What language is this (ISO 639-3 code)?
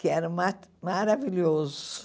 por